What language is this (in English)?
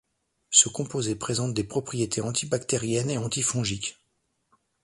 French